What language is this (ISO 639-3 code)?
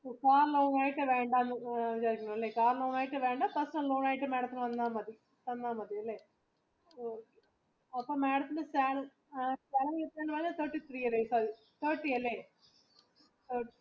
mal